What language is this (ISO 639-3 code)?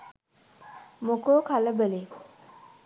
sin